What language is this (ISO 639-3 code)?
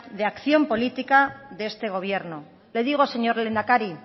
spa